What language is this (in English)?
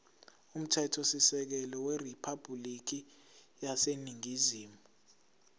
Zulu